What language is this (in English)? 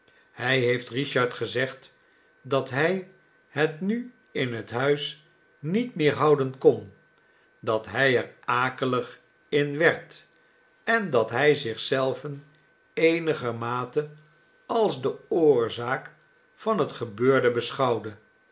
Dutch